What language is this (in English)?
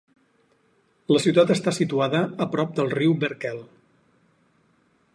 Catalan